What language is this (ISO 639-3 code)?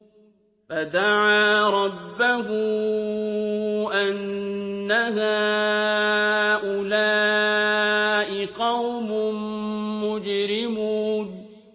ara